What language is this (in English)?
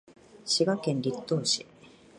Japanese